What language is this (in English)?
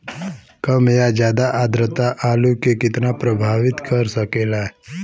Bhojpuri